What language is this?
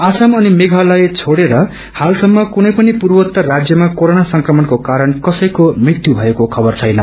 Nepali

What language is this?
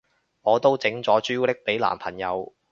Cantonese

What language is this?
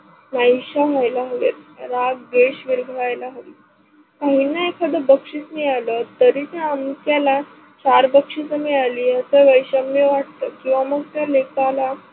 Marathi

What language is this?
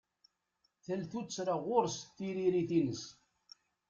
Kabyle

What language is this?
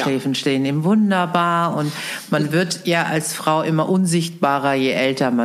German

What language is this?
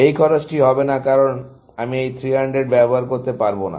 Bangla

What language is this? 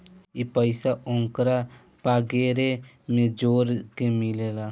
Bhojpuri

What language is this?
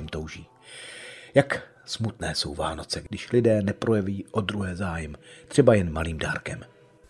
Czech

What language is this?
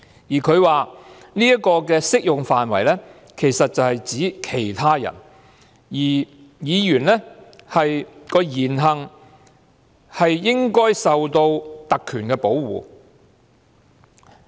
Cantonese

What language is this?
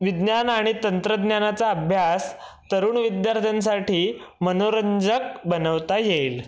Marathi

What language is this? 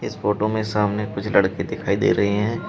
Hindi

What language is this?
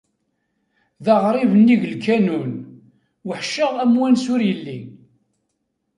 Kabyle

